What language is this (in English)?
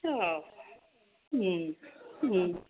Bodo